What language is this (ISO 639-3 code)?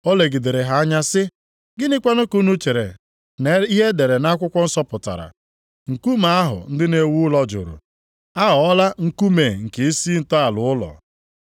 ibo